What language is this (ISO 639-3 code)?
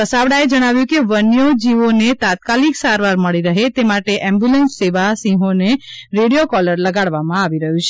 guj